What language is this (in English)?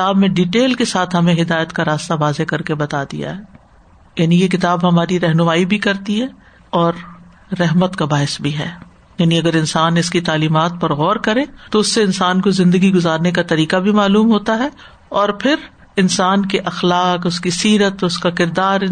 Urdu